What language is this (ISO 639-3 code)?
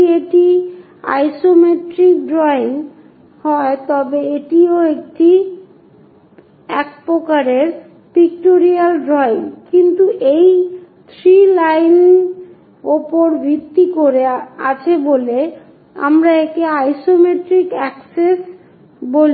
ben